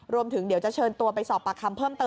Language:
Thai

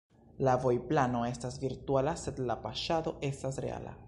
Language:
Esperanto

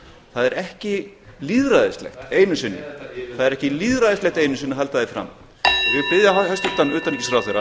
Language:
Icelandic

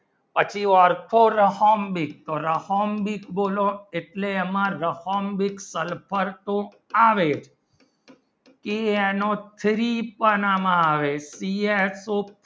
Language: Gujarati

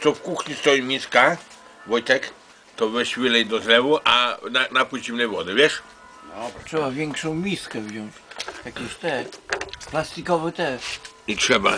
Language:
Polish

